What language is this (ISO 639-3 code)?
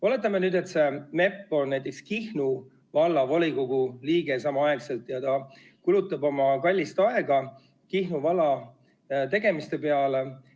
est